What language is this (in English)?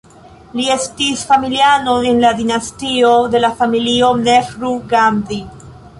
Esperanto